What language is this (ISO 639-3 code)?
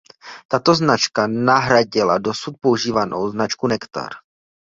ces